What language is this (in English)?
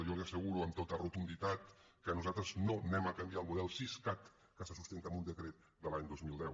Catalan